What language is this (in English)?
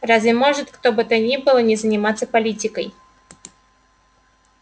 Russian